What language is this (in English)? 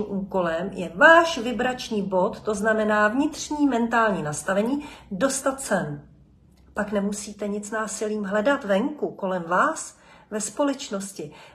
Czech